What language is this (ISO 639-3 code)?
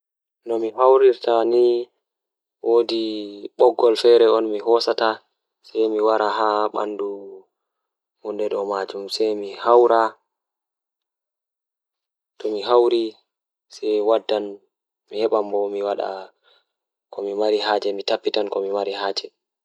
ful